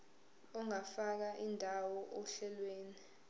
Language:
Zulu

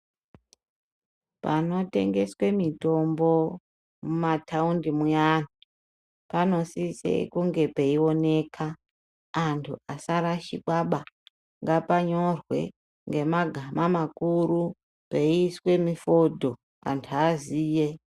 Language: Ndau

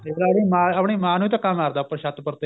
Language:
Punjabi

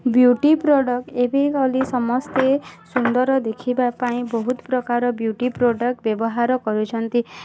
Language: Odia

